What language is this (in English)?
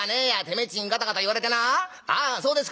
Japanese